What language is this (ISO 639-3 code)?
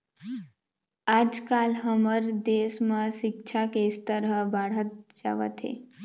hne